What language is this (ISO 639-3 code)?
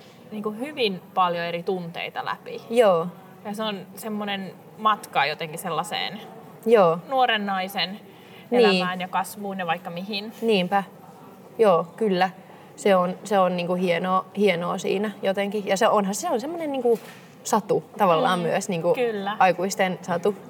fin